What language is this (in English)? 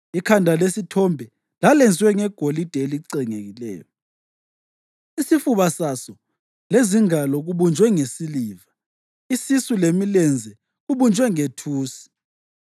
North Ndebele